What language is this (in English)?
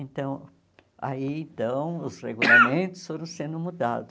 Portuguese